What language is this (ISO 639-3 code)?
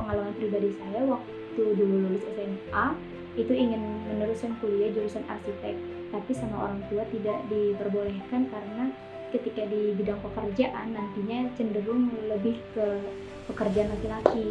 ind